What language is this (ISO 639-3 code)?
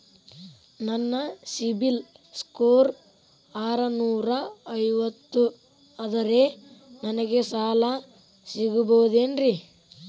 kan